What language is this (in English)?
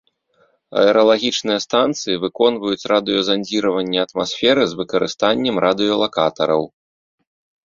Belarusian